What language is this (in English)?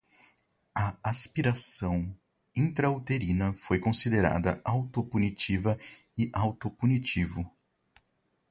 Portuguese